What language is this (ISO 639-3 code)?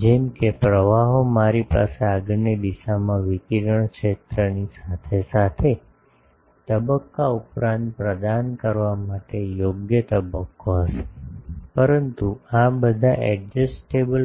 guj